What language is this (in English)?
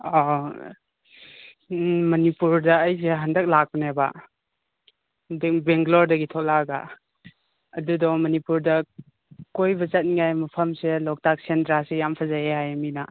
Manipuri